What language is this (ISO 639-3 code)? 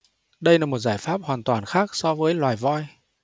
vie